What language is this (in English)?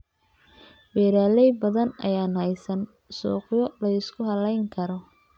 Somali